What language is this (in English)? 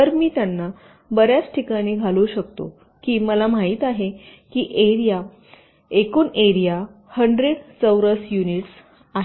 Marathi